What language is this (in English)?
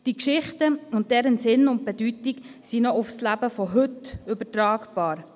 Swiss German